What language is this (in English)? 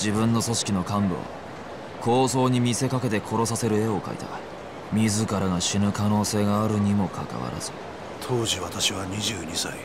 Japanese